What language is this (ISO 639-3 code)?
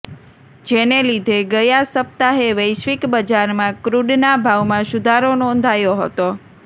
guj